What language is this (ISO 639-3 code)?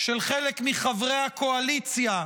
heb